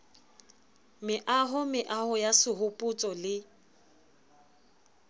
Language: Southern Sotho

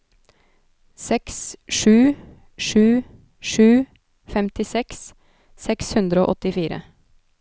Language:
Norwegian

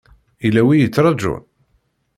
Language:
Kabyle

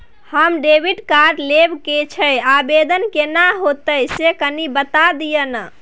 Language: Maithili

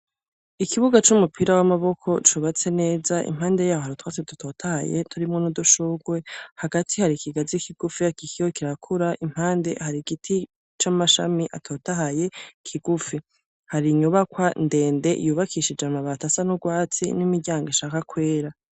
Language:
Rundi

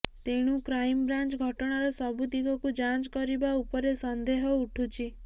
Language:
Odia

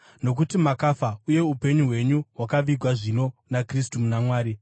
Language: Shona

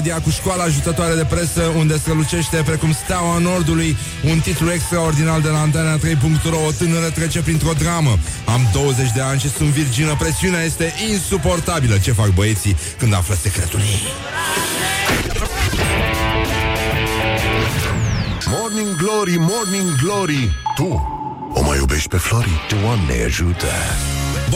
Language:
Romanian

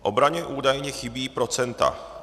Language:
Czech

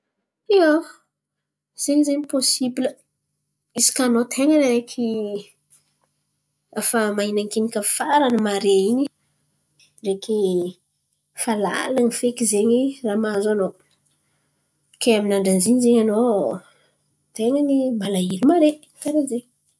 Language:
Antankarana Malagasy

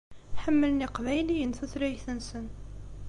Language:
Kabyle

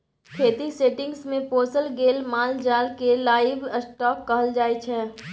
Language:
Maithili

